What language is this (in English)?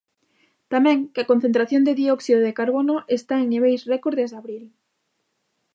Galician